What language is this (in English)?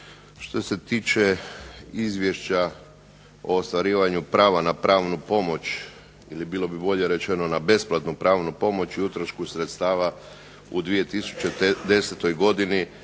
Croatian